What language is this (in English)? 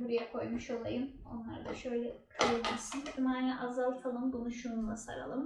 Turkish